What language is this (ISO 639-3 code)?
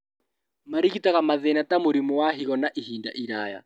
kik